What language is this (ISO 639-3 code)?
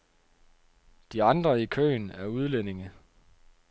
dan